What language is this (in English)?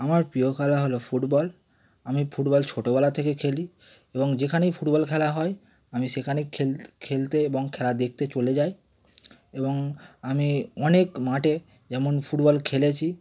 Bangla